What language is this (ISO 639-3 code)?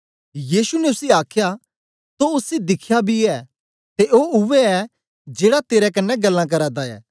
doi